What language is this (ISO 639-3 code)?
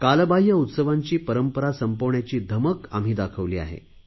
mar